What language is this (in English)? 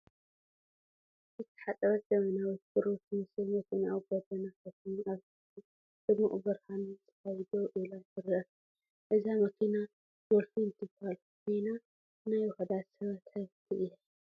Tigrinya